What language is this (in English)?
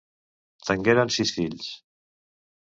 Catalan